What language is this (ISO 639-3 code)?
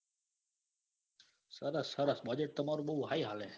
guj